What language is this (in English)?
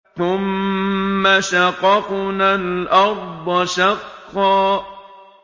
Arabic